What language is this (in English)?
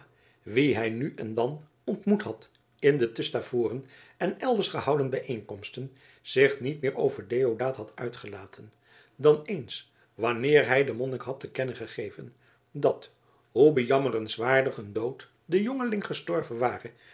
Dutch